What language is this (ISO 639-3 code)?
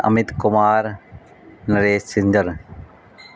pan